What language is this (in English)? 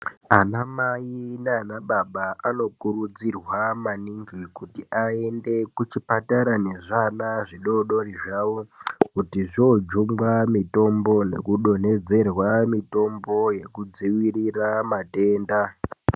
Ndau